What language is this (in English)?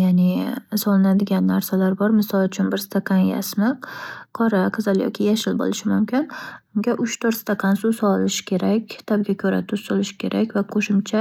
Uzbek